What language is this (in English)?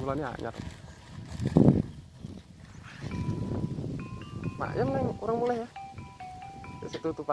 Indonesian